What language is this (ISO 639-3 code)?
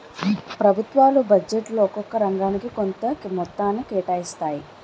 tel